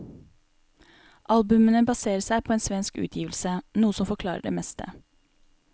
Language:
Norwegian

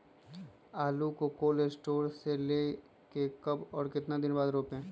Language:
Magahi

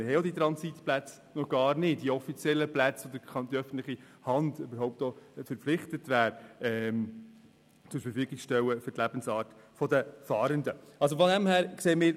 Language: Swiss German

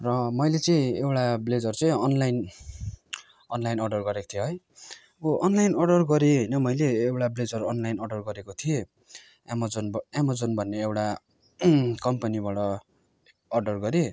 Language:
Nepali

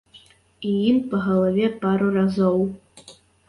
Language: Belarusian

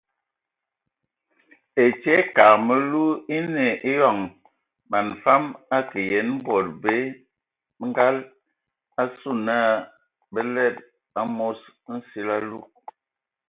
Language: Ewondo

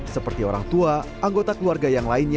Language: Indonesian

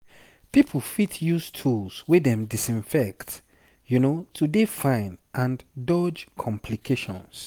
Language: Nigerian Pidgin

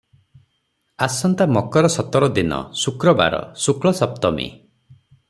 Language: Odia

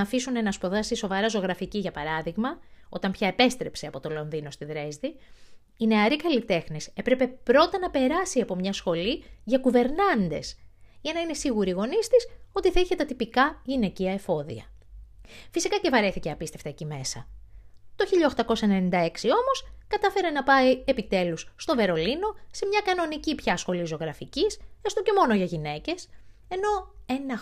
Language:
Greek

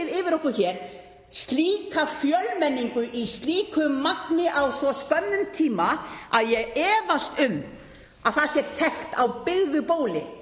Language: Icelandic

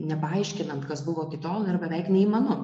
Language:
Lithuanian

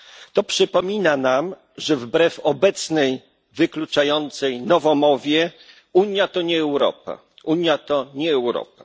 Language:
Polish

